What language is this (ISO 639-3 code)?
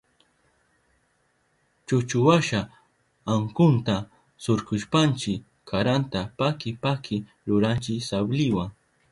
qup